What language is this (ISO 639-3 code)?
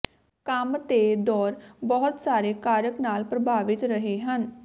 pan